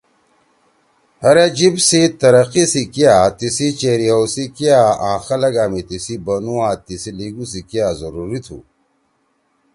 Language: Torwali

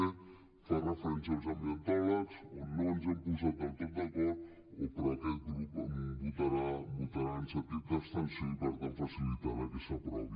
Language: Catalan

